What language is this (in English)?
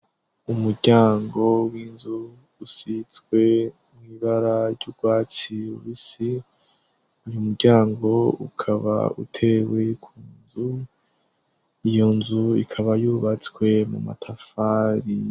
Rundi